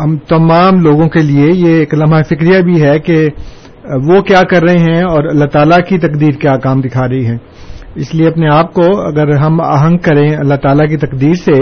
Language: Urdu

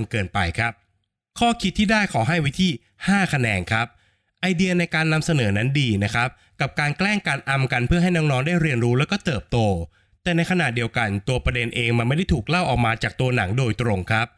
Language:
Thai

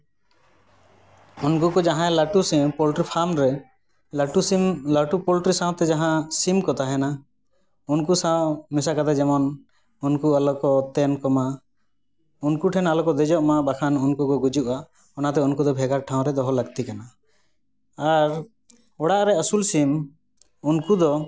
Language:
Santali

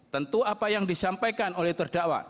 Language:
Indonesian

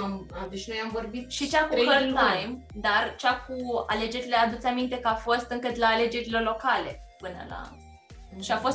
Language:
Romanian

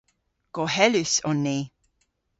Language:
Cornish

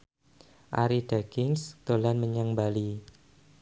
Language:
Javanese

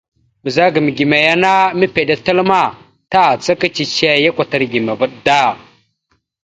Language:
Mada (Cameroon)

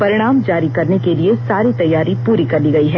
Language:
Hindi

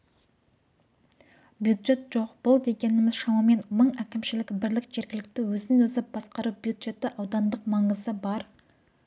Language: Kazakh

